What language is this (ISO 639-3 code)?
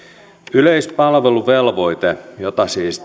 fin